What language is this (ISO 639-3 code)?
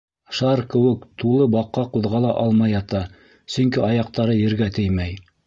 bak